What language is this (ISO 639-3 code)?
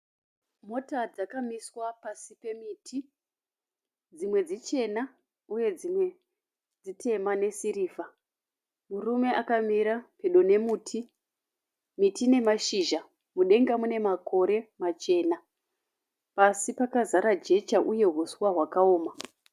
sna